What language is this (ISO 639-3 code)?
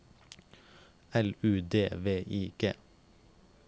nor